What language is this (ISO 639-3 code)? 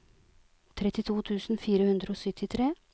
nor